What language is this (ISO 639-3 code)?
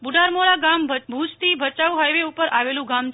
guj